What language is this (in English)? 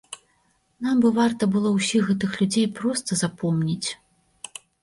Belarusian